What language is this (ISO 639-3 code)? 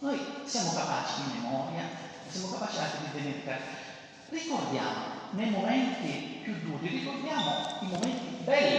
ita